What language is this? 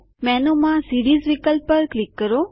Gujarati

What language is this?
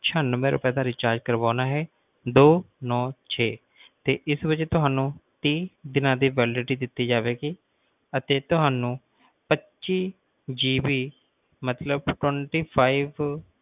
Punjabi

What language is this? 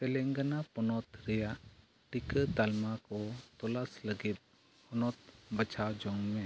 Santali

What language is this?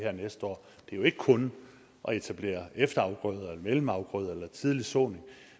Danish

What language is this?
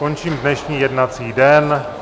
Czech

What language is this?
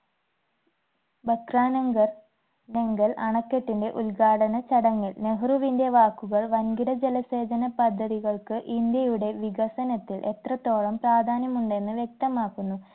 Malayalam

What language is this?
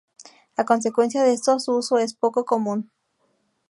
Spanish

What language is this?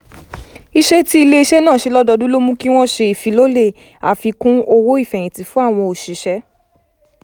Yoruba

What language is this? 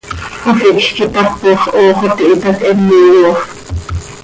Seri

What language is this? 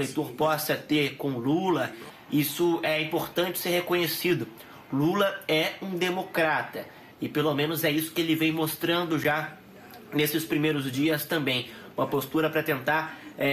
Portuguese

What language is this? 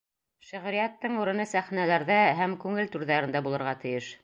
Bashkir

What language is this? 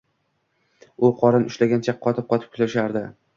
Uzbek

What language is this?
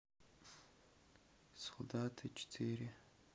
Russian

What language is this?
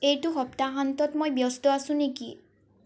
Assamese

